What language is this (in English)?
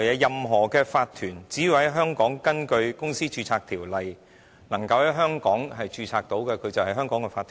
Cantonese